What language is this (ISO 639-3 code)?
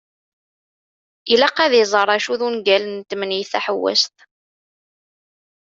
kab